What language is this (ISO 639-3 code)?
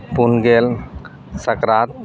sat